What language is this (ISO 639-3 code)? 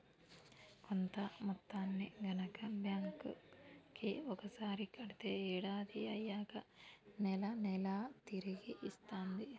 tel